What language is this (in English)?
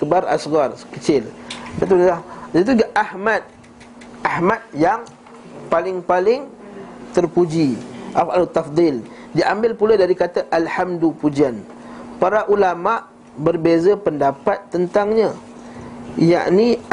Malay